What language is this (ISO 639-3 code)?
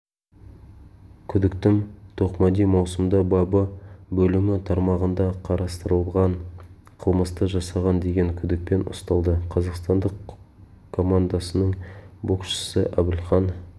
kaz